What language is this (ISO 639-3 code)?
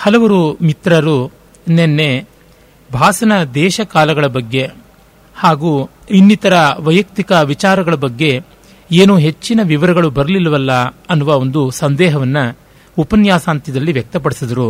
kan